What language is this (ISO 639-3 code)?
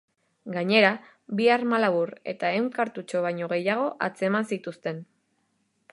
eus